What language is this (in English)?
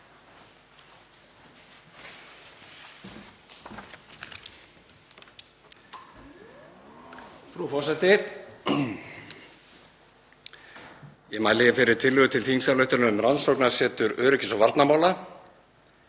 Icelandic